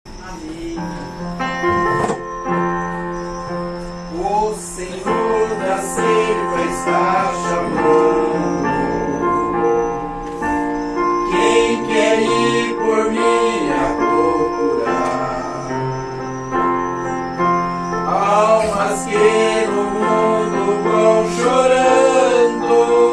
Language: Indonesian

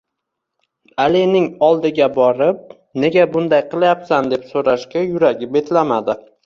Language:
Uzbek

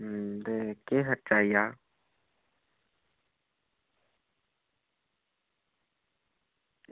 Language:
Dogri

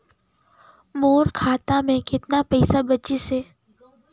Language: Chhattisgarhi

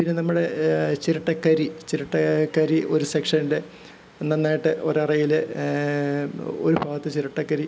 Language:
Malayalam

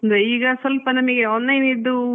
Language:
Kannada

